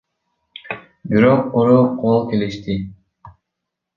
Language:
Kyrgyz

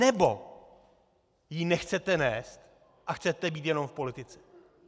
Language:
Czech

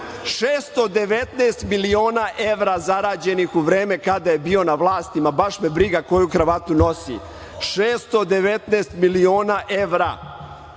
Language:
Serbian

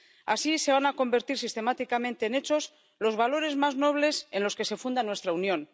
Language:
Spanish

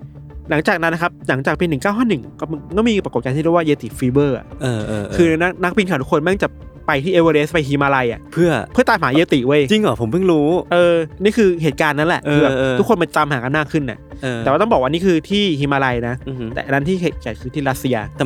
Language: Thai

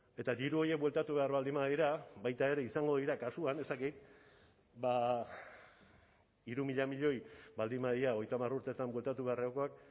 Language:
Basque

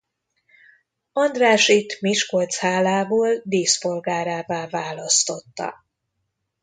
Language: Hungarian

